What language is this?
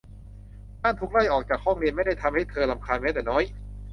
Thai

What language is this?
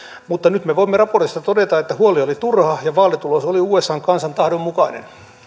Finnish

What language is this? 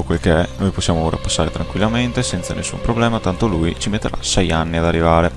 Italian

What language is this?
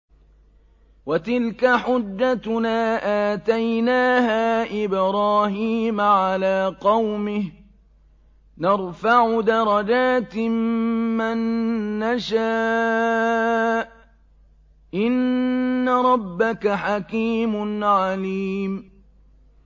Arabic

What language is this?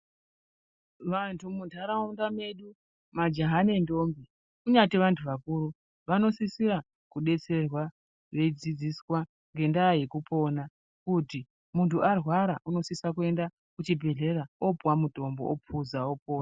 Ndau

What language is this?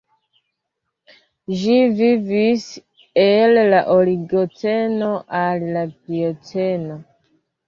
Esperanto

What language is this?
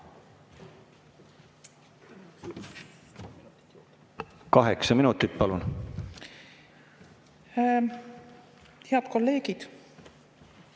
Estonian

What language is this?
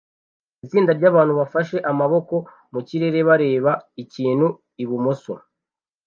Kinyarwanda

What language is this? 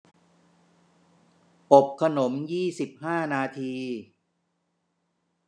Thai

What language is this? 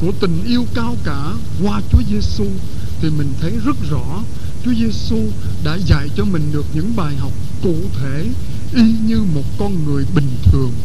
Vietnamese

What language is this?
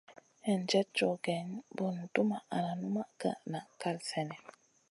Masana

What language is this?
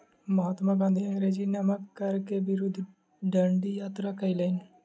Maithili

